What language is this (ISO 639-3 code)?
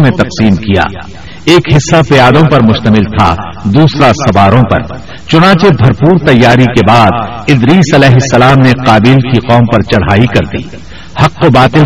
urd